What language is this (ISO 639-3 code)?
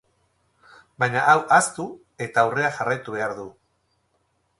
eus